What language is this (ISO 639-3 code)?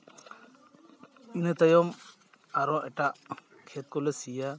sat